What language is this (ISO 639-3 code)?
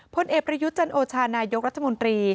tha